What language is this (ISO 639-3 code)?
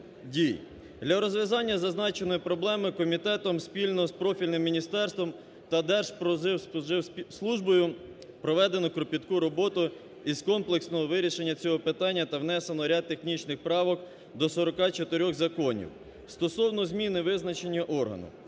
ukr